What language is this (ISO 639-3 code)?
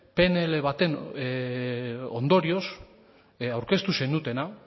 eus